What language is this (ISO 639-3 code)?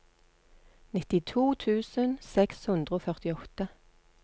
nor